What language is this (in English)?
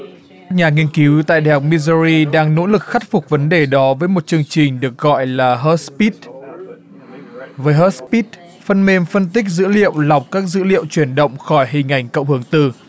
Vietnamese